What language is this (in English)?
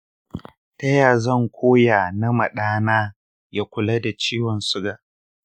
Hausa